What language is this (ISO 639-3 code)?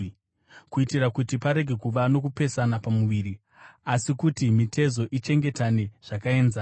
sna